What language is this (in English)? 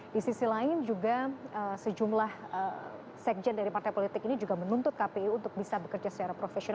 Indonesian